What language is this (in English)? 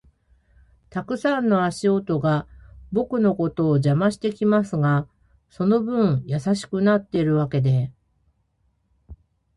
Japanese